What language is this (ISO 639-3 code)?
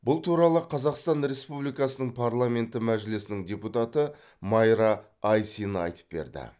kaz